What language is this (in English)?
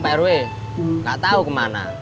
Indonesian